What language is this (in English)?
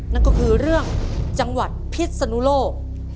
Thai